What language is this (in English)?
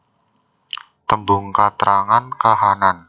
Javanese